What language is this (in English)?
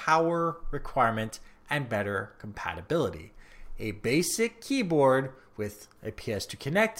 English